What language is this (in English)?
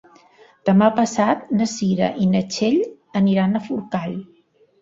Catalan